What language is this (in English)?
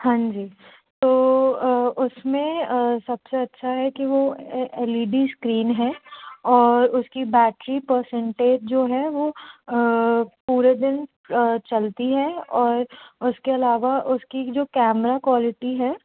Hindi